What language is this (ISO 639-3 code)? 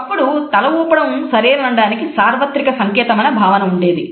tel